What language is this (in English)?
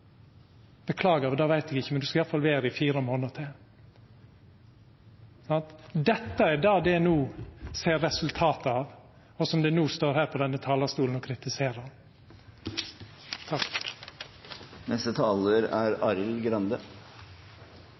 Norwegian Nynorsk